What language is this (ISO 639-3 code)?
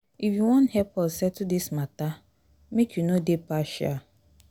pcm